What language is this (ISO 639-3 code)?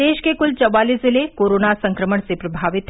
hin